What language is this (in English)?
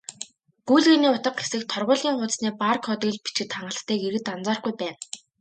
Mongolian